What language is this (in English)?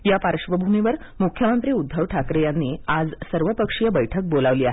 Marathi